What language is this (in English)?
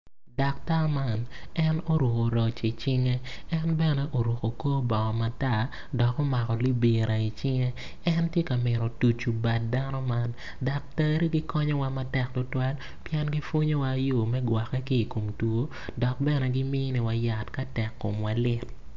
Acoli